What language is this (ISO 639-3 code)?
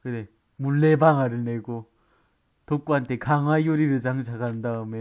kor